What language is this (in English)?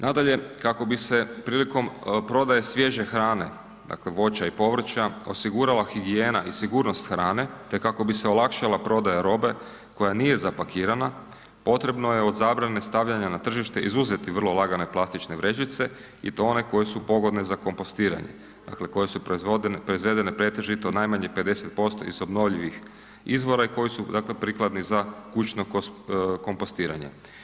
Croatian